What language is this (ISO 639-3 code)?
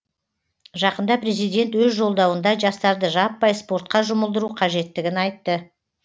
kaz